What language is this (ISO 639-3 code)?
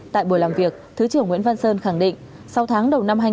vie